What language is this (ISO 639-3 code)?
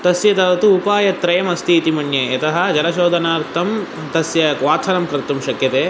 san